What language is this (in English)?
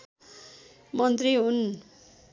Nepali